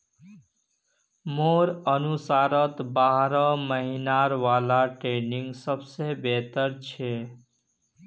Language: Magahi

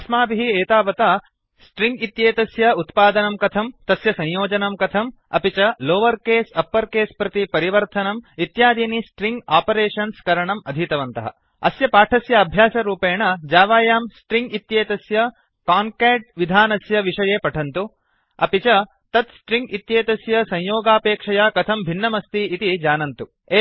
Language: Sanskrit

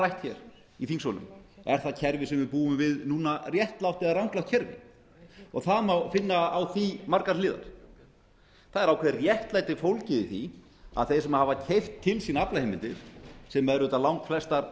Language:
Icelandic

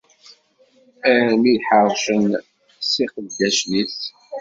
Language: Kabyle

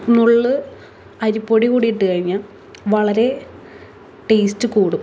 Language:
Malayalam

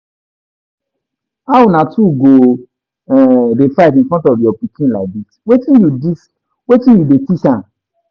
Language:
Nigerian Pidgin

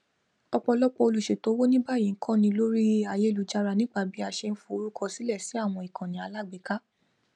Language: Yoruba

